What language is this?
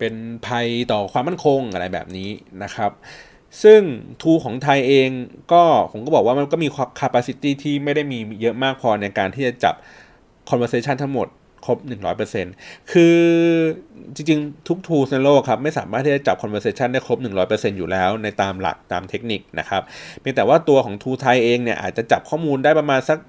Thai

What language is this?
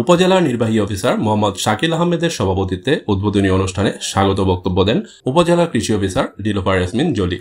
Bangla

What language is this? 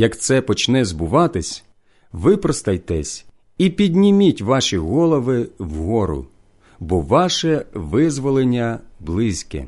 Ukrainian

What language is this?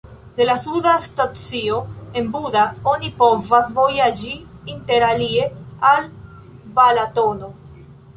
Esperanto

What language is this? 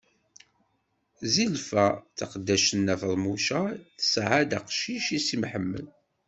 Kabyle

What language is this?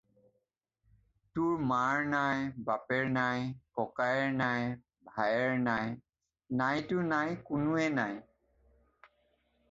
Assamese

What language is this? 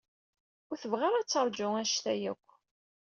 Kabyle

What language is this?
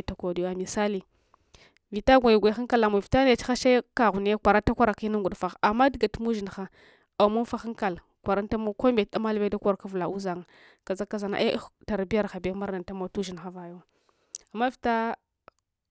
Hwana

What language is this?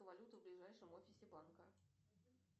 Russian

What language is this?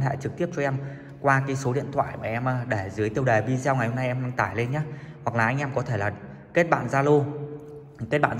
Vietnamese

